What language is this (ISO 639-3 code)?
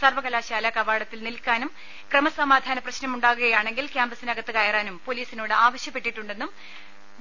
mal